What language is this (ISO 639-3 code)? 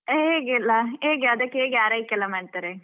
kan